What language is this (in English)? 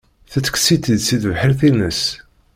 Kabyle